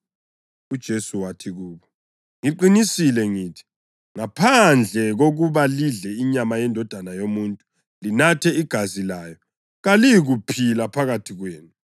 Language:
North Ndebele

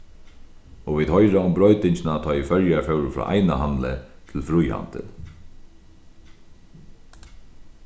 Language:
Faroese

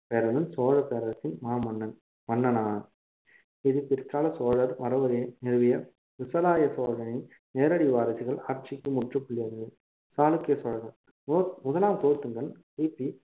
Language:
Tamil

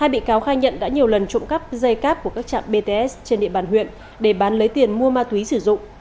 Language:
Vietnamese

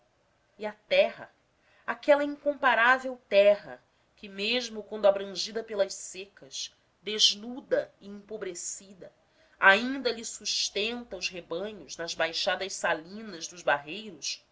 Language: Portuguese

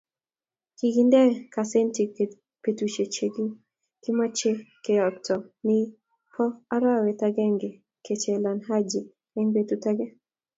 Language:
Kalenjin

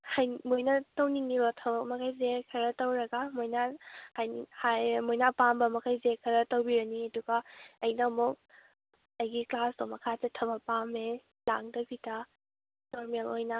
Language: Manipuri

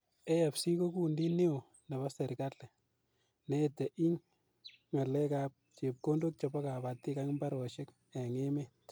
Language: Kalenjin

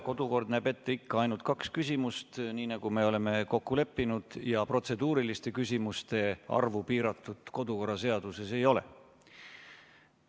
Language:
Estonian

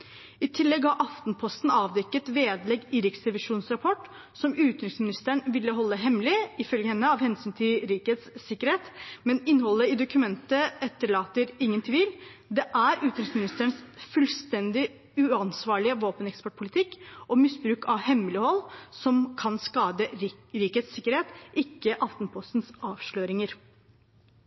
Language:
Norwegian Bokmål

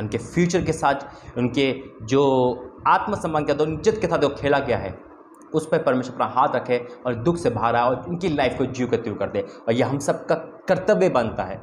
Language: Hindi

